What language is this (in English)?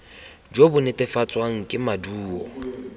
Tswana